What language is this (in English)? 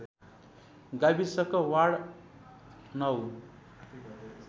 Nepali